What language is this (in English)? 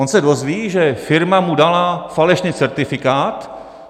Czech